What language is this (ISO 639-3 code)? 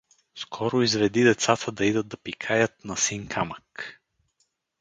bul